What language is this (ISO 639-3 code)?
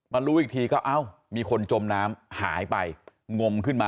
tha